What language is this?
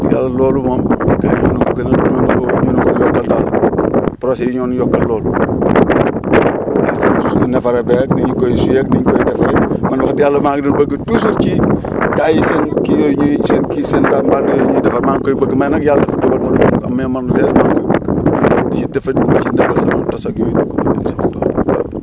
Wolof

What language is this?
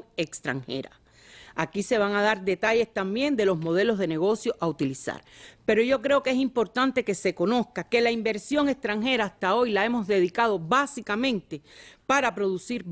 Spanish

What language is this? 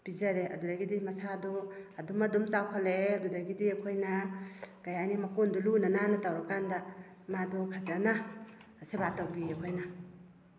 Manipuri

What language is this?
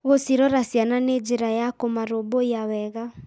Kikuyu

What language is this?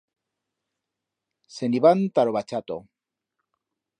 Aragonese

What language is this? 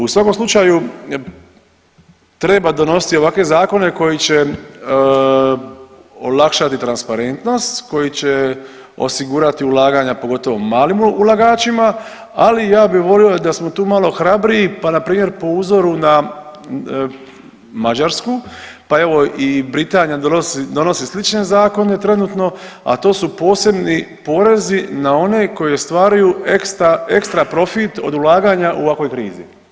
Croatian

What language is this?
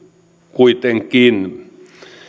Finnish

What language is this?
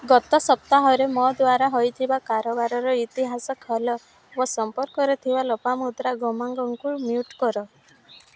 Odia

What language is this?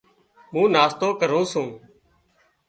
Wadiyara Koli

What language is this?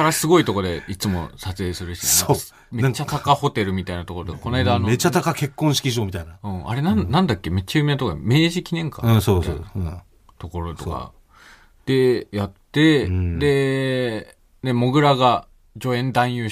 Japanese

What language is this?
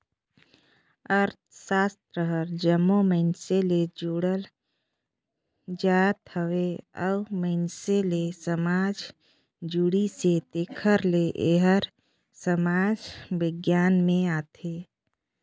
Chhattisgarhi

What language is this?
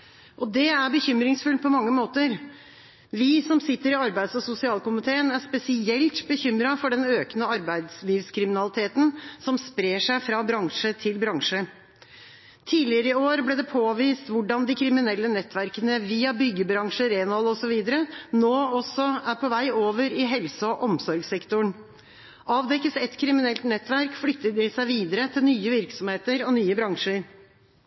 Norwegian Bokmål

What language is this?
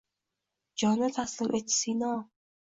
Uzbek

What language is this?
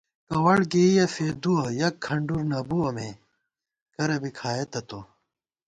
Gawar-Bati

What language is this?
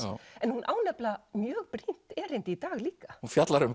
Icelandic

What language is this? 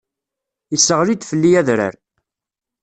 Kabyle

